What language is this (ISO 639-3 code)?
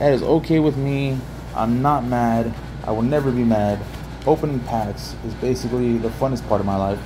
eng